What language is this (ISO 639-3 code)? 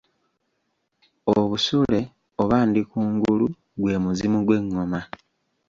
lug